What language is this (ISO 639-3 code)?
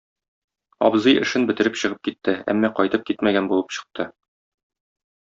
tat